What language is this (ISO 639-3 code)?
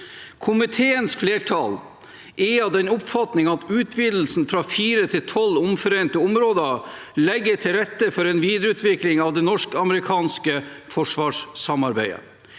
nor